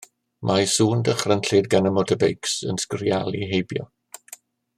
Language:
Welsh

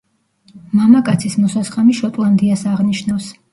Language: Georgian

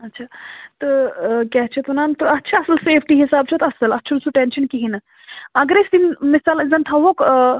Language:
Kashmiri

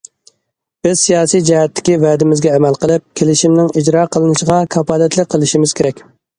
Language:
Uyghur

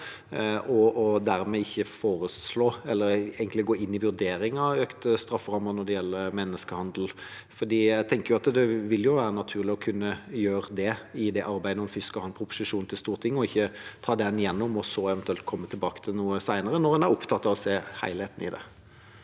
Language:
Norwegian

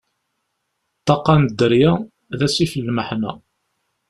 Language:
Kabyle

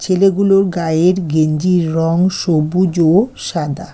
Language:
Bangla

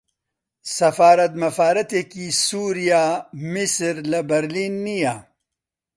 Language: Central Kurdish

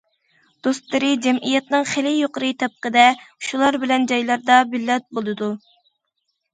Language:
Uyghur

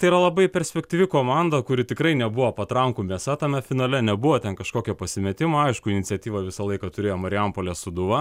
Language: Lithuanian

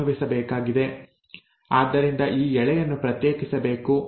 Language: Kannada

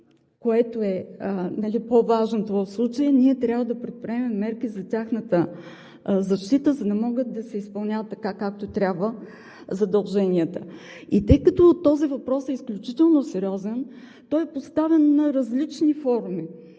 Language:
Bulgarian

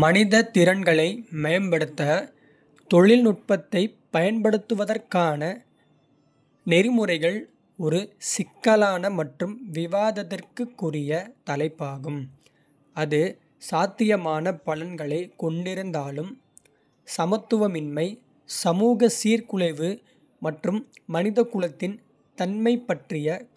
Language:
Kota (India)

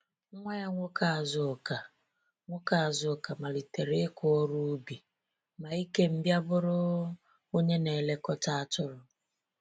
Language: Igbo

